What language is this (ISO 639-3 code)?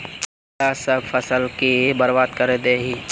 mag